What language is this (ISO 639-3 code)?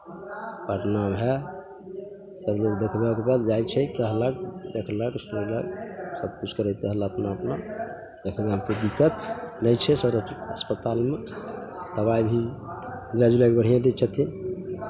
mai